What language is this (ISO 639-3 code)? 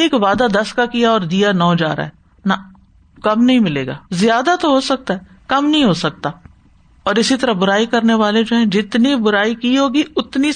urd